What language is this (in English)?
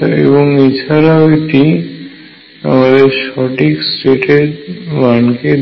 Bangla